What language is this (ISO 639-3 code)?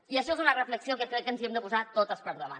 cat